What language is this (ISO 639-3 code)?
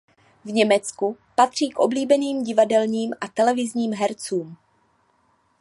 ces